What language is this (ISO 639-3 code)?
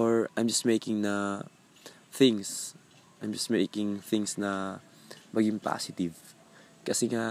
fil